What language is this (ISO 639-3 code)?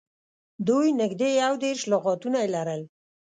pus